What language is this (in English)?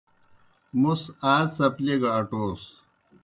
Kohistani Shina